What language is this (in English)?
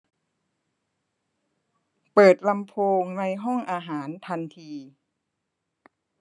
Thai